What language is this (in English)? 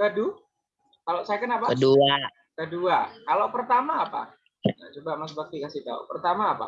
Indonesian